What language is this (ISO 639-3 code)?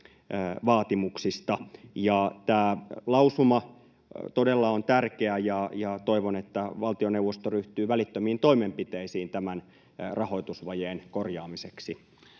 fin